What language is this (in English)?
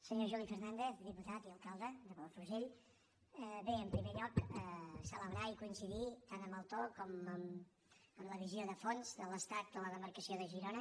Catalan